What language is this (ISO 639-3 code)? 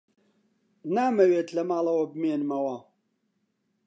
ckb